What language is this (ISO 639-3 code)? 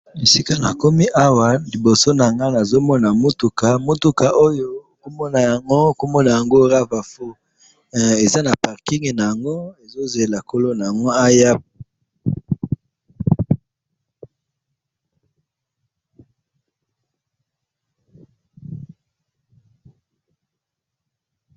lin